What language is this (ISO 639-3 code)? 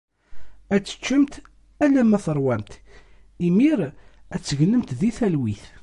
kab